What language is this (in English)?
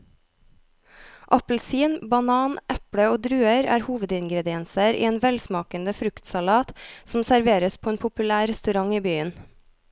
Norwegian